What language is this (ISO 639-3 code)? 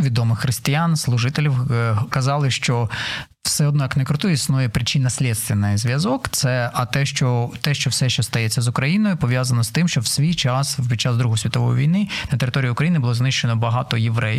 ukr